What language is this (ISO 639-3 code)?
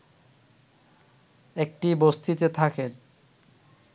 ben